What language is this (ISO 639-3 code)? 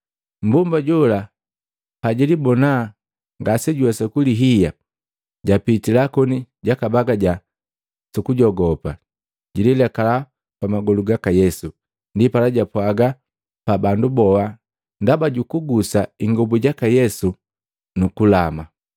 mgv